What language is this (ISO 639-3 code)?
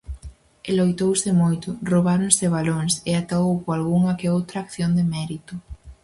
glg